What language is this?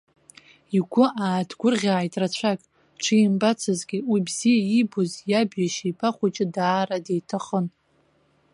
Abkhazian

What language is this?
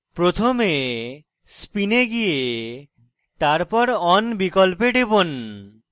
Bangla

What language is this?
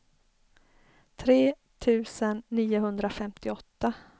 Swedish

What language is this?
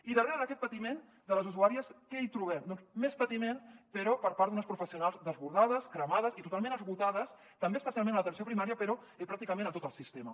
Catalan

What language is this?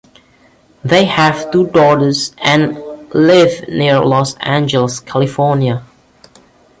English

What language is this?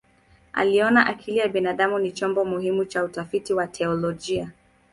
Swahili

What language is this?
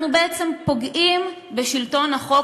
Hebrew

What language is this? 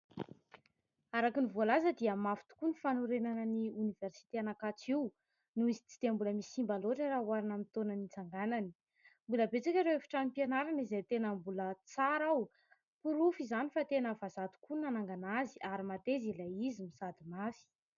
Malagasy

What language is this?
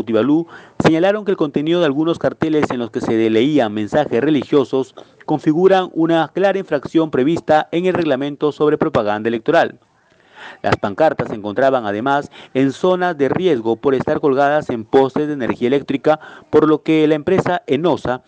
Spanish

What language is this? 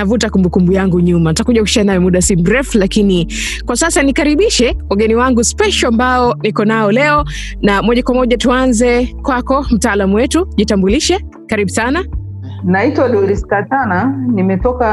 Swahili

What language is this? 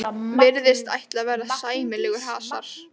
Icelandic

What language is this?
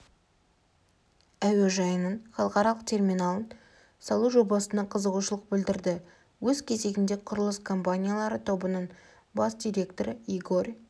Kazakh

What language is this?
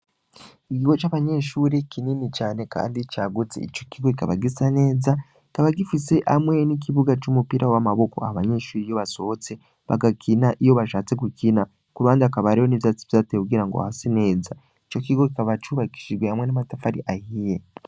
Rundi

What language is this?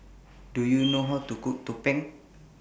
English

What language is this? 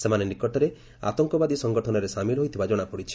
Odia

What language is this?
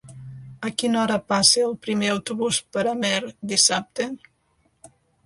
Catalan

